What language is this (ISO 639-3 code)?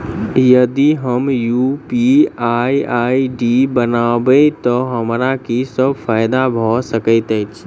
mai